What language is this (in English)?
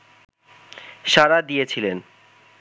Bangla